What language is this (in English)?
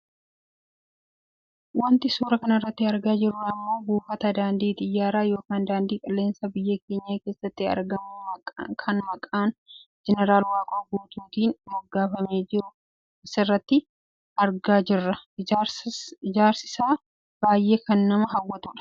Oromo